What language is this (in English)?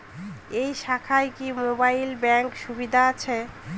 Bangla